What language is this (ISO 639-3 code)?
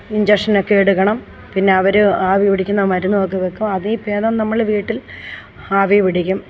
mal